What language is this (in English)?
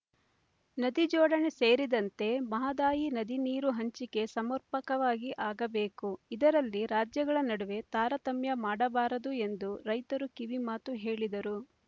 Kannada